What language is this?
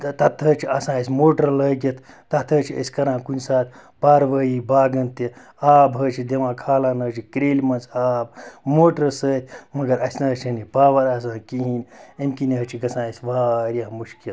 Kashmiri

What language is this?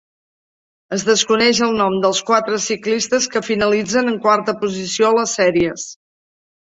Catalan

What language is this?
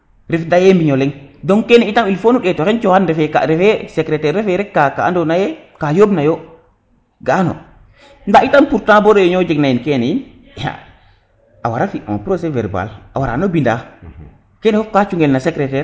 Serer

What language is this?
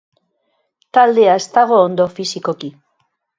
Basque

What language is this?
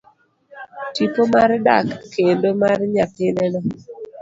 Luo (Kenya and Tanzania)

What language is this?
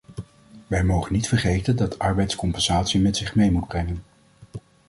Dutch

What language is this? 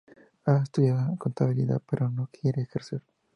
Spanish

